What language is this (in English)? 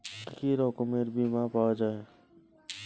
Bangla